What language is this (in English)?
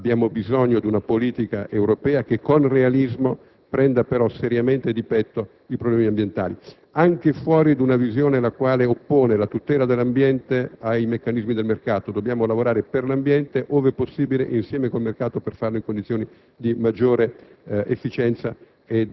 Italian